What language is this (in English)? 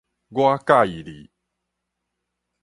Min Nan Chinese